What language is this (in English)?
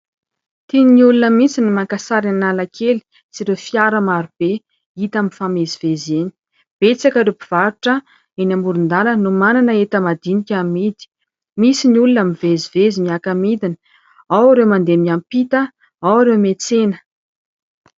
Malagasy